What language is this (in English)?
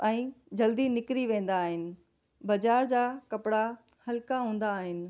Sindhi